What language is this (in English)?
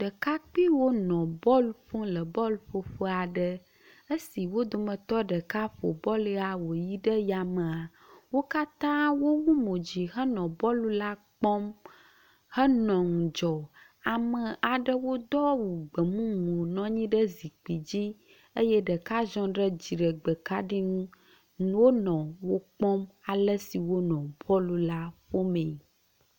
Ewe